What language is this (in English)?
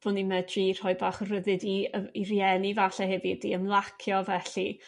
Welsh